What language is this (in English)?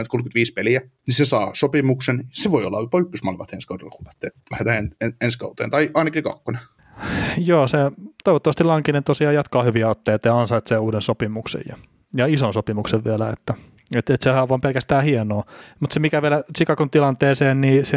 Finnish